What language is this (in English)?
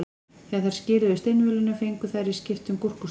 Icelandic